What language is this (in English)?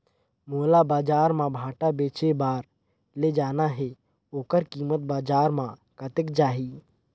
Chhattisgarhi